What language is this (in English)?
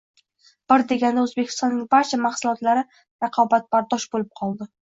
Uzbek